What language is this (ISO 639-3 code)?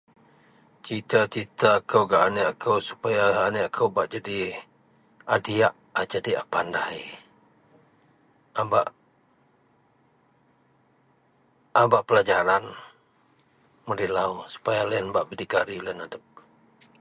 mel